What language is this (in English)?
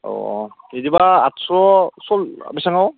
Bodo